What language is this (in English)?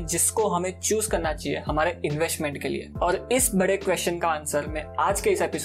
Hindi